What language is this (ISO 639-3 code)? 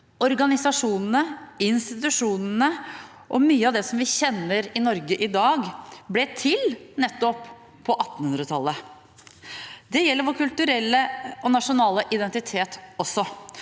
nor